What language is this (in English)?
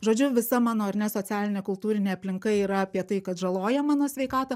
Lithuanian